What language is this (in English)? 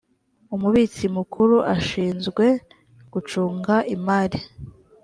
Kinyarwanda